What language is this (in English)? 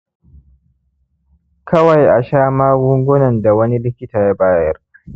Hausa